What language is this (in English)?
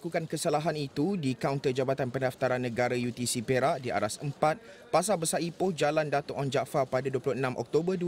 Malay